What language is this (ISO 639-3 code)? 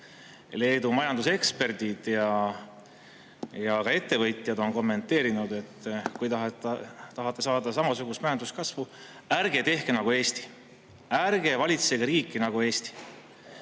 est